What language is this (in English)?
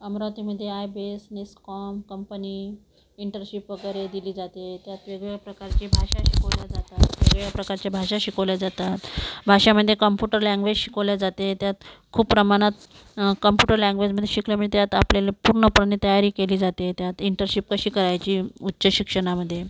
Marathi